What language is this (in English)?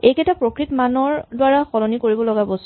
Assamese